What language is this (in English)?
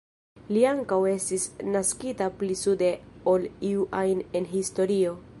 Esperanto